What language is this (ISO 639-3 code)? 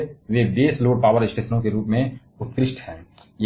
hin